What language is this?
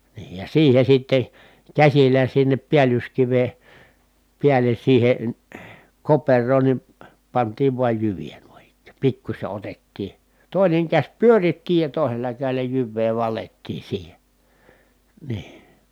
Finnish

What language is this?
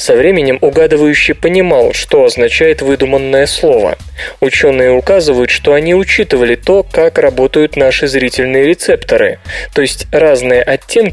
Russian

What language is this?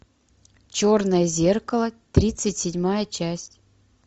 Russian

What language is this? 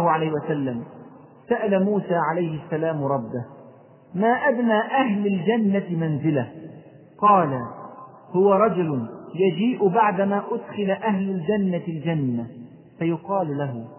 Arabic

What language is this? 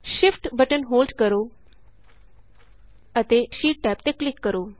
Punjabi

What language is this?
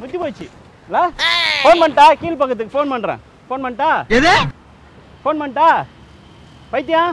Tamil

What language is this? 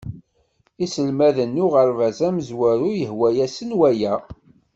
Kabyle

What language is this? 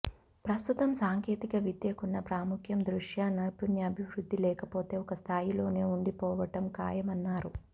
Telugu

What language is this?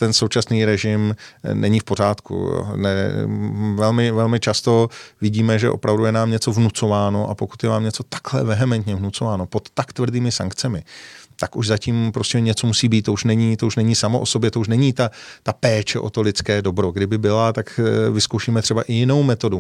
Czech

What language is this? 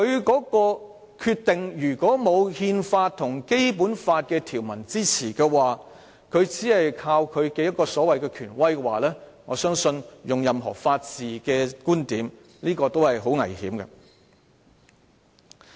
Cantonese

